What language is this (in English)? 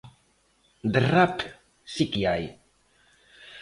Galician